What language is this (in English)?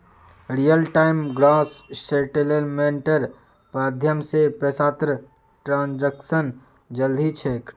Magahi